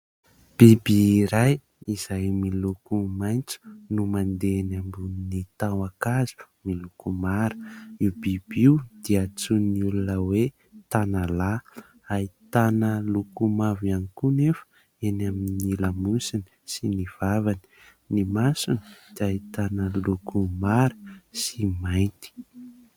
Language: Malagasy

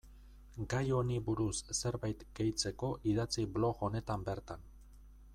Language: Basque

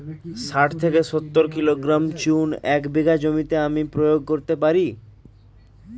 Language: Bangla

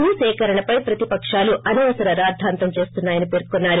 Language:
Telugu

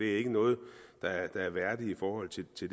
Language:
Danish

